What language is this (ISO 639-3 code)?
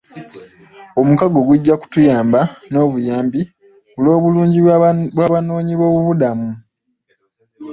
lug